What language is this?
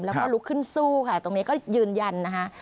Thai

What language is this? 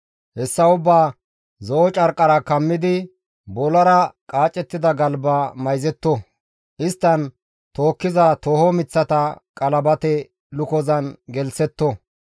Gamo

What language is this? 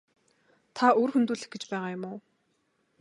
Mongolian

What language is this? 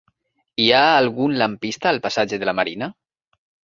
Catalan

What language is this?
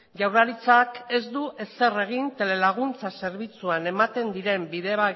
Basque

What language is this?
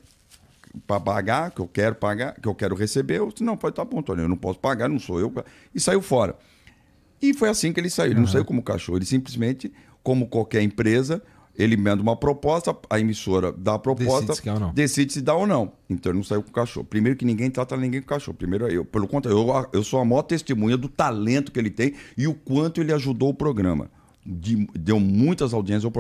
Portuguese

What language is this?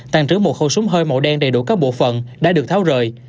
Vietnamese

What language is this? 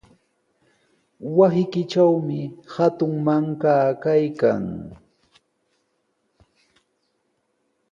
Sihuas Ancash Quechua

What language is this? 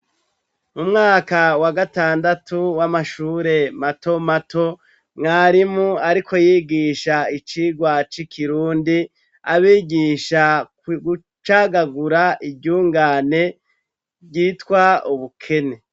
Rundi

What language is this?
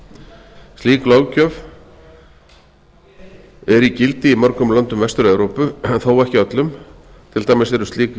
Icelandic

